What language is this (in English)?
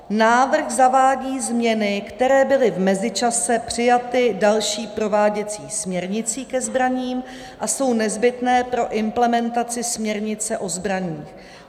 Czech